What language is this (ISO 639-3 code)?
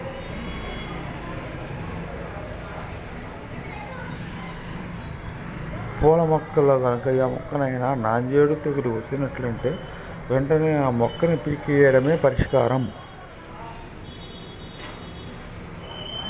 tel